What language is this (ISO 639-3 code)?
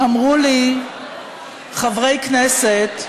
heb